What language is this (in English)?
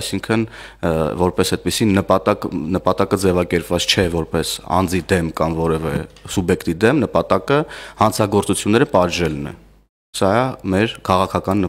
Arabic